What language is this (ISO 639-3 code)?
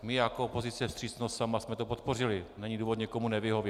ces